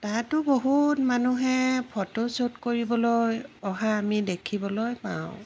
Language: Assamese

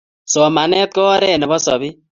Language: Kalenjin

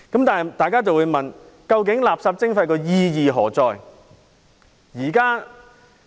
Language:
Cantonese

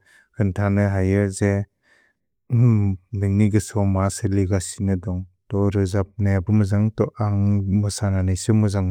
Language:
Bodo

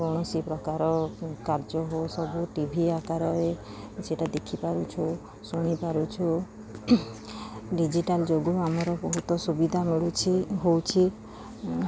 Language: Odia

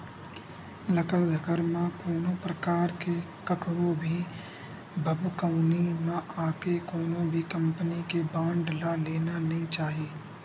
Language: Chhattisgarhi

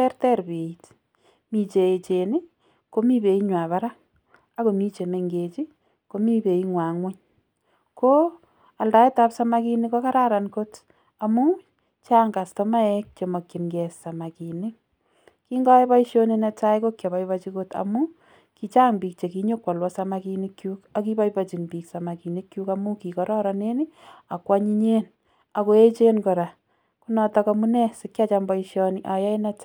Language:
Kalenjin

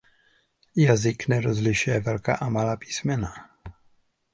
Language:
Czech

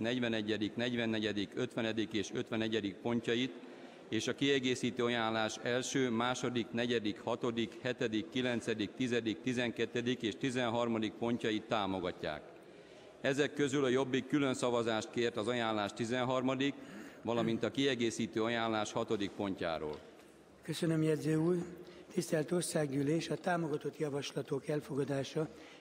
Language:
Hungarian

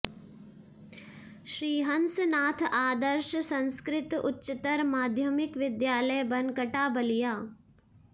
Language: Sanskrit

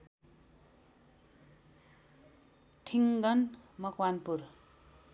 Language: Nepali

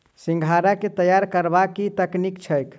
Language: Maithili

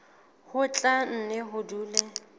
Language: Southern Sotho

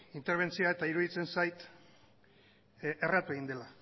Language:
Basque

